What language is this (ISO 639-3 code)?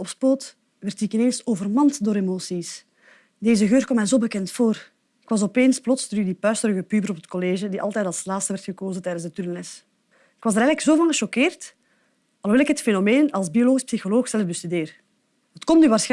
nld